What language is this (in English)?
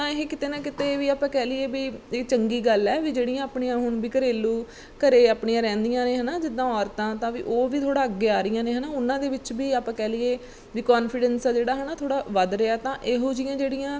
Punjabi